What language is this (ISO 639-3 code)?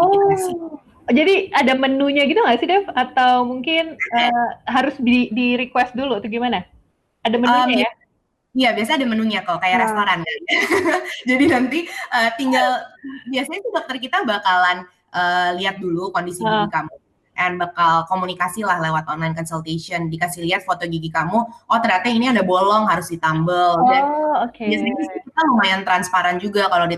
ind